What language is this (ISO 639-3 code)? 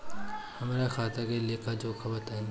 bho